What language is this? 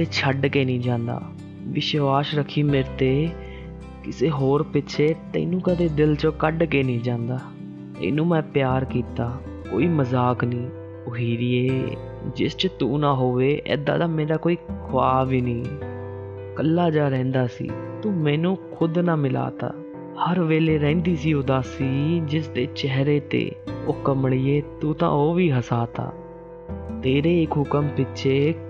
Hindi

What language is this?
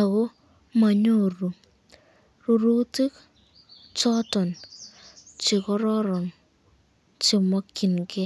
Kalenjin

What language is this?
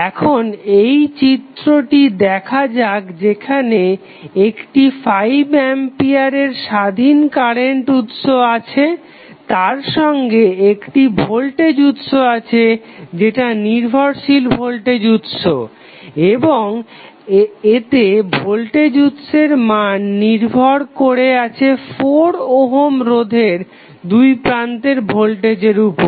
Bangla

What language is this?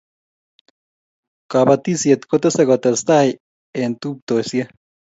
Kalenjin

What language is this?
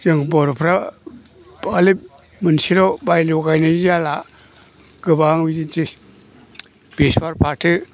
Bodo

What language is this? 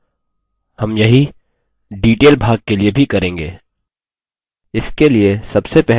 Hindi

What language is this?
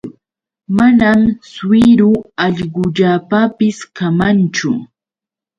Yauyos Quechua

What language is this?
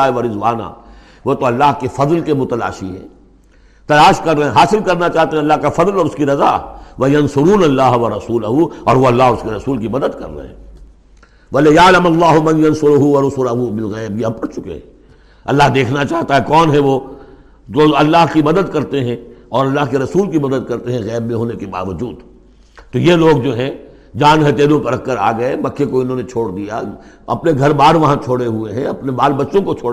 Urdu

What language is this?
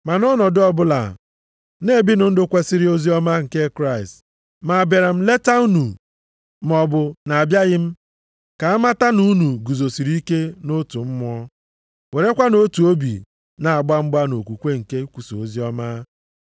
Igbo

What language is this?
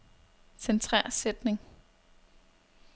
Danish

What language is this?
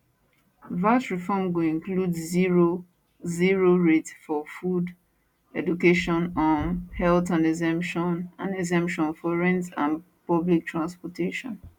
Nigerian Pidgin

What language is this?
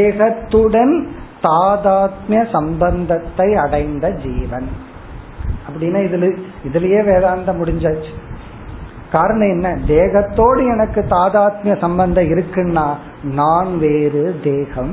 Tamil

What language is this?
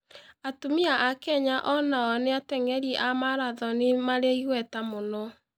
Kikuyu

